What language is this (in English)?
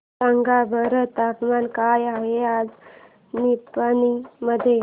Marathi